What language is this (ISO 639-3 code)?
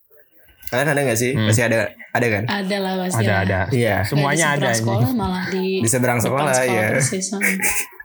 ind